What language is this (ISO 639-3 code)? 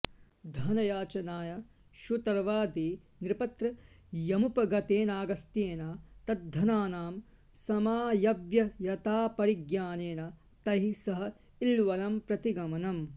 san